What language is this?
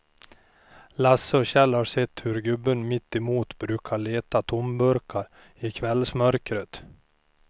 Swedish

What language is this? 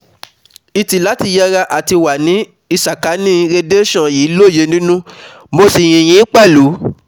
Yoruba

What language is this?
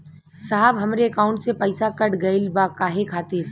Bhojpuri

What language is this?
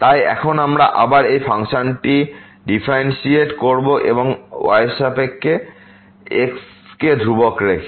Bangla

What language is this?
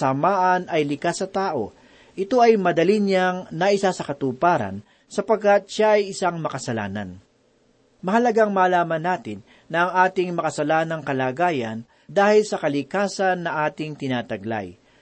Filipino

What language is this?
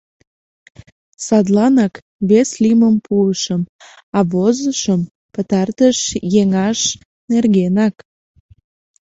Mari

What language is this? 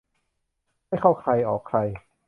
Thai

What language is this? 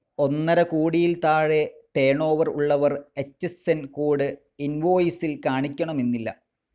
Malayalam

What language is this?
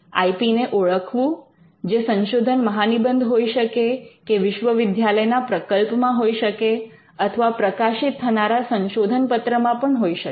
Gujarati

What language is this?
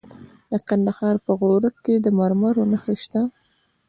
Pashto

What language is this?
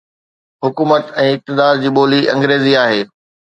Sindhi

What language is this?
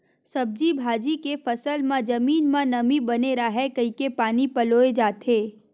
Chhattisgarhi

